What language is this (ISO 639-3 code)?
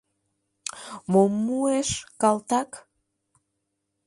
chm